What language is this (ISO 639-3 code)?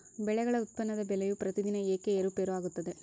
kan